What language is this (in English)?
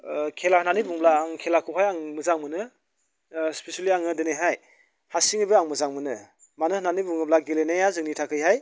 Bodo